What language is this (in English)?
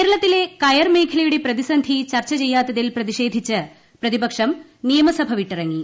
Malayalam